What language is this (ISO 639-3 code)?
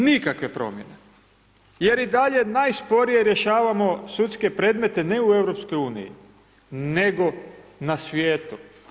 hrv